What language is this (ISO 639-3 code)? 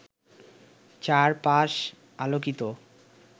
ben